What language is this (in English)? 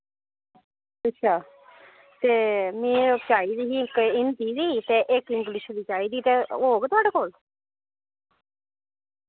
Dogri